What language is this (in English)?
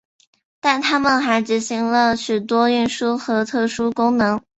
Chinese